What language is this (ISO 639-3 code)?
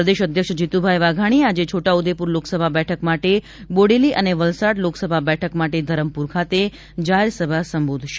guj